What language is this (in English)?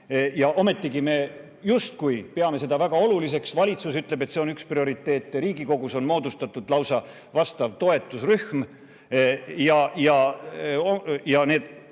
Estonian